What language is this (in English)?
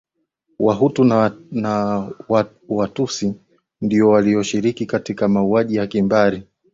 Swahili